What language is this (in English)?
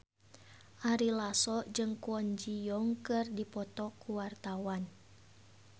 Sundanese